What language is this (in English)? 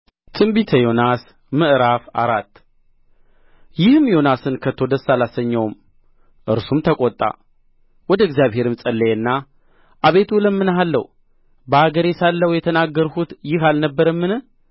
Amharic